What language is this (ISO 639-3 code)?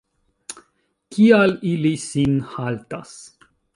epo